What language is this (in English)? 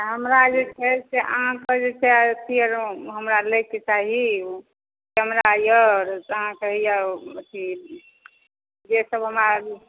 Maithili